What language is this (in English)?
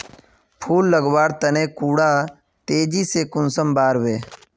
Magahi